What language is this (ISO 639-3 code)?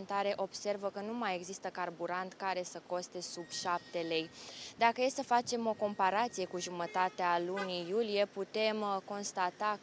ron